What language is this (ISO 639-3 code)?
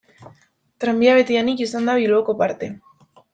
eus